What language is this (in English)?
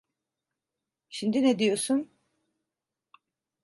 Turkish